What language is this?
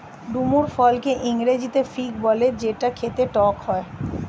Bangla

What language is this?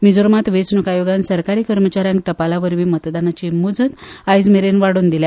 Konkani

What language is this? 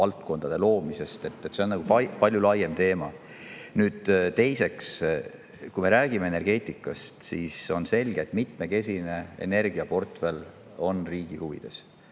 Estonian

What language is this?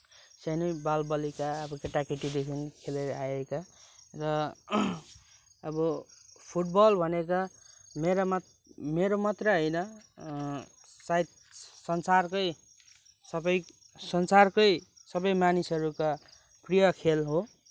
Nepali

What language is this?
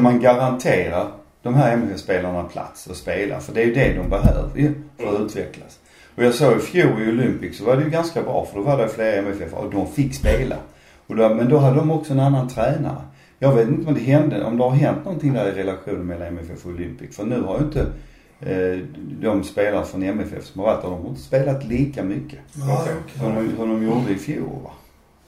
Swedish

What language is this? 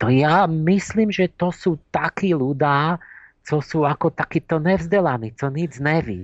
Slovak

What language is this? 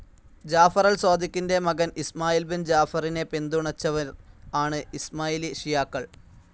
Malayalam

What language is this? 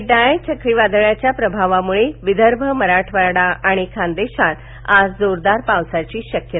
Marathi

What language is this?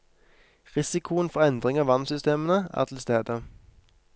Norwegian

